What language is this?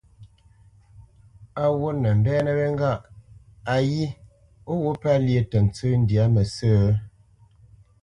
Bamenyam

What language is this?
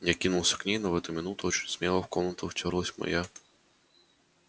Russian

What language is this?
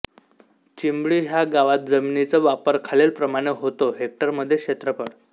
Marathi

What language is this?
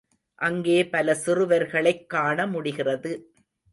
Tamil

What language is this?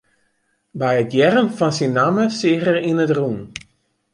Western Frisian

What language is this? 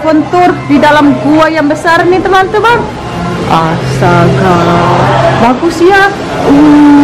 Indonesian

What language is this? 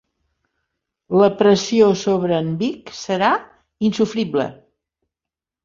Catalan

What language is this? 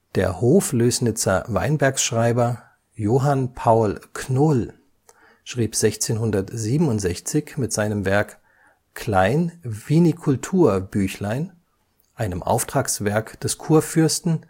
German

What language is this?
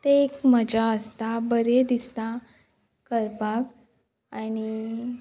Konkani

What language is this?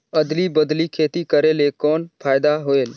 Chhattisgarhi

